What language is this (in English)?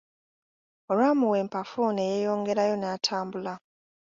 Ganda